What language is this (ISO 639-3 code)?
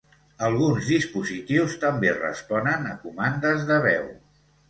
cat